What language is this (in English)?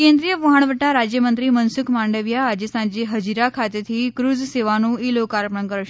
Gujarati